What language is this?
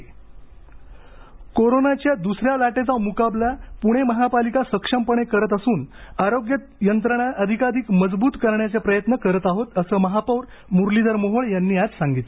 Marathi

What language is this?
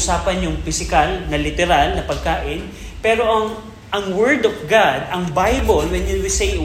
Filipino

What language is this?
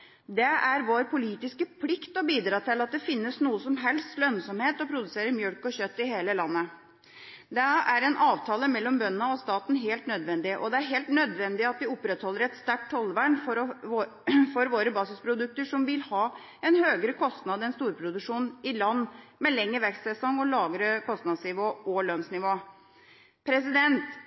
Norwegian Bokmål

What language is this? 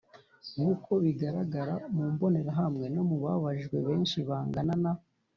Kinyarwanda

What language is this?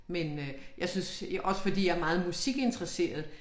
Danish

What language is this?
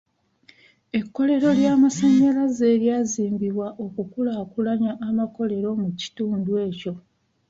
Ganda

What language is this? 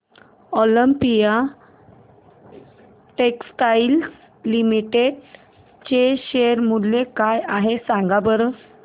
Marathi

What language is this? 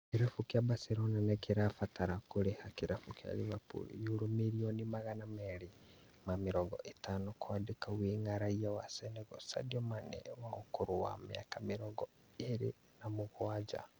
Kikuyu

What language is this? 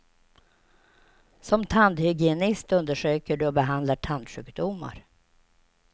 Swedish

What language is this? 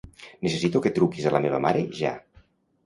Catalan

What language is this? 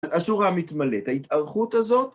Hebrew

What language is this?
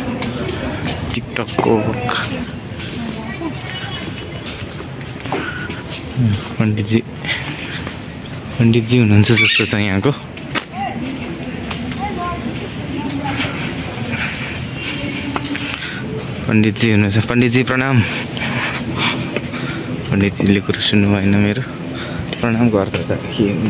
Indonesian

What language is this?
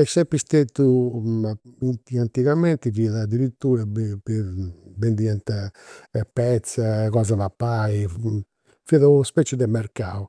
Campidanese Sardinian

